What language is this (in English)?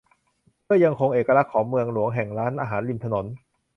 Thai